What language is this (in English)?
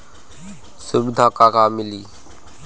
Bhojpuri